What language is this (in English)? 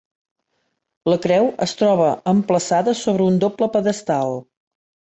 Catalan